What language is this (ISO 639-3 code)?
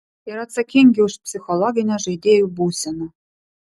lit